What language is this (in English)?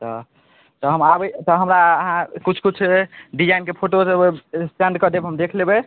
Maithili